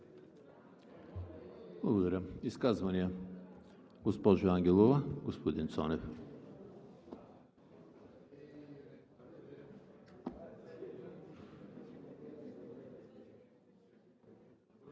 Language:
Bulgarian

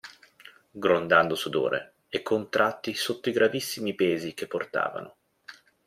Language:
Italian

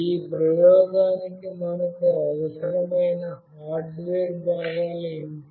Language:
Telugu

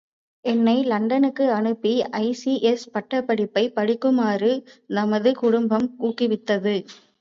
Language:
Tamil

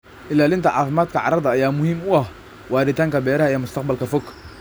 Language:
Somali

